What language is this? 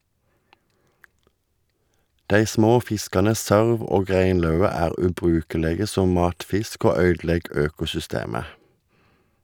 Norwegian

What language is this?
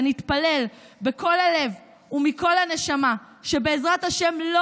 Hebrew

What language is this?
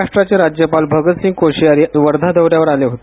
Marathi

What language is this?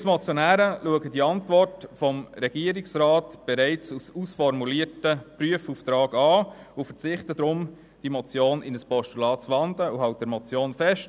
Swiss German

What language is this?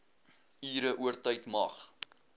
Afrikaans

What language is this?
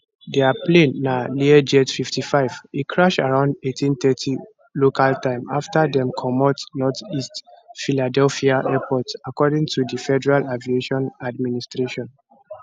Nigerian Pidgin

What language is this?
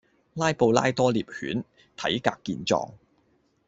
Cantonese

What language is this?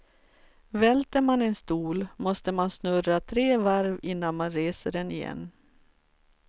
Swedish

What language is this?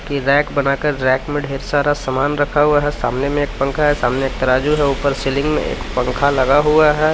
Hindi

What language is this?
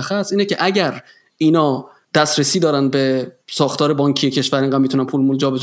Persian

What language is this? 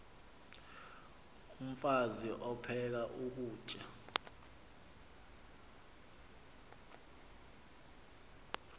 Xhosa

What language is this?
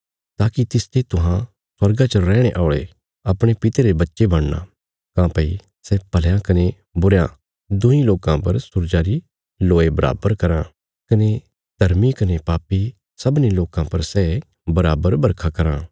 Bilaspuri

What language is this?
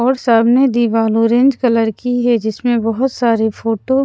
Hindi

